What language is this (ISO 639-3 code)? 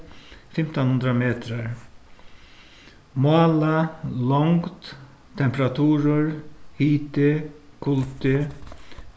fao